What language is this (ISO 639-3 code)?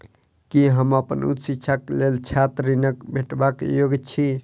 mai